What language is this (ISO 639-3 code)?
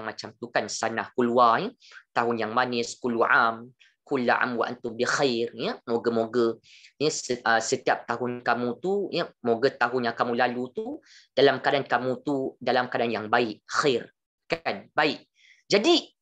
msa